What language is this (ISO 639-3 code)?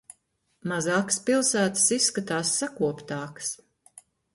lav